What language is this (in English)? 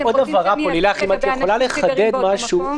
Hebrew